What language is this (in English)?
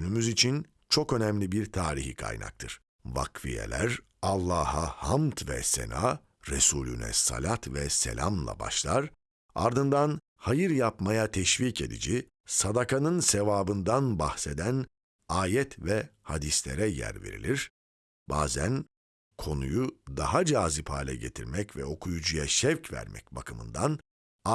Turkish